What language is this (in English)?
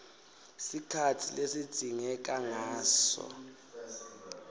Swati